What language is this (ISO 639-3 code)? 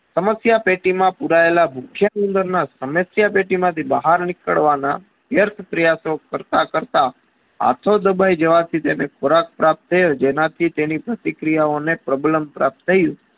guj